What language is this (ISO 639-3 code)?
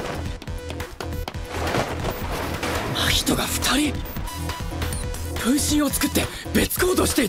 jpn